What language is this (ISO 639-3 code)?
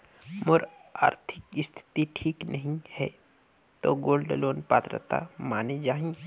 hne